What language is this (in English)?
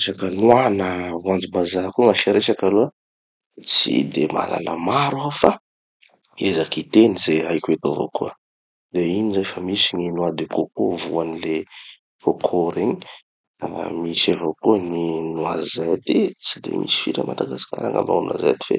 Tanosy Malagasy